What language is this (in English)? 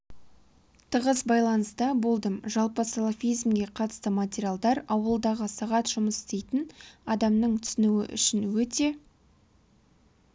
Kazakh